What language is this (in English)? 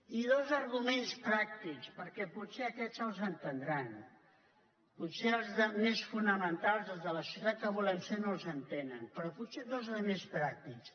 Catalan